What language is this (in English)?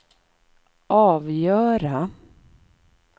Swedish